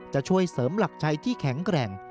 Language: Thai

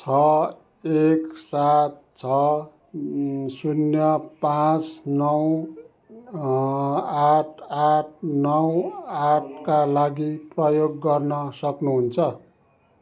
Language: Nepali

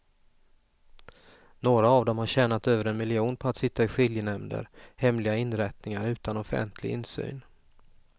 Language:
Swedish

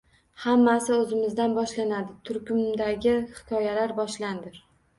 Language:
Uzbek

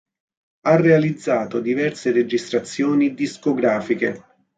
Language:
Italian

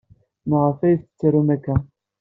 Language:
Kabyle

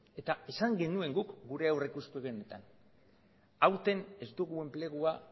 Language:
Basque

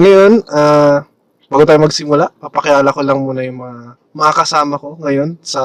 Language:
Filipino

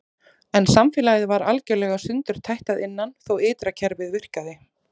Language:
Icelandic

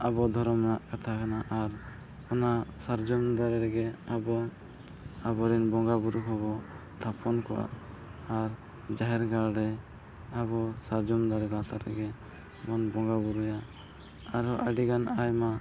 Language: Santali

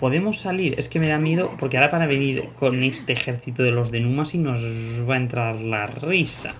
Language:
Spanish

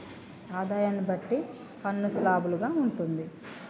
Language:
Telugu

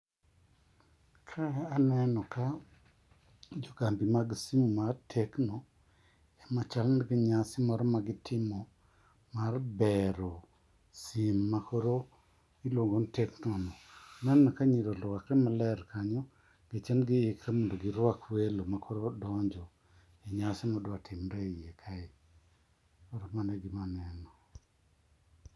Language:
Luo (Kenya and Tanzania)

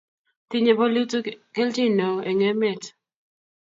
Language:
Kalenjin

